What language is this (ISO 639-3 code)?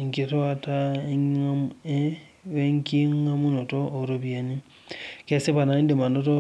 mas